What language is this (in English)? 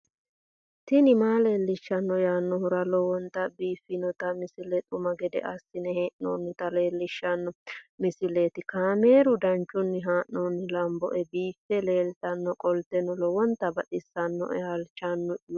Sidamo